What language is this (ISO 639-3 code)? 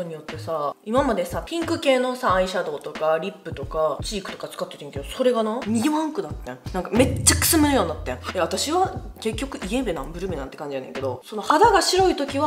jpn